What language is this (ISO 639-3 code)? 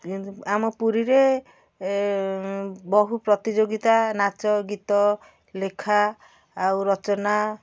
ori